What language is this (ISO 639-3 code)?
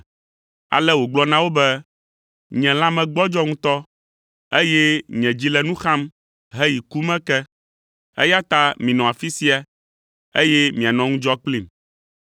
ewe